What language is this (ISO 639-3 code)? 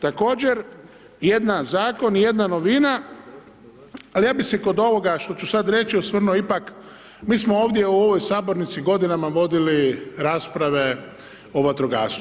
hrv